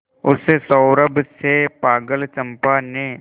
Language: Hindi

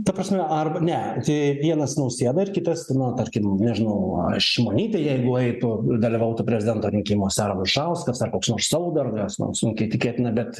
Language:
Lithuanian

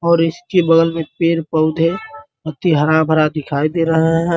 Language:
Hindi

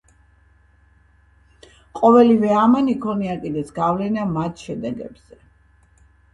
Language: Georgian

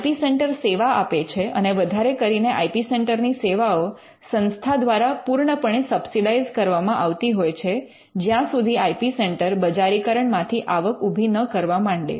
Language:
Gujarati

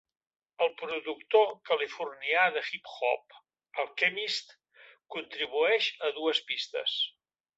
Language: Catalan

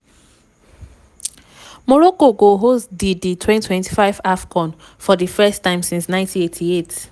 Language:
Nigerian Pidgin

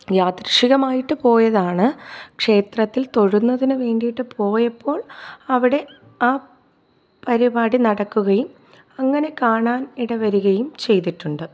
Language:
Malayalam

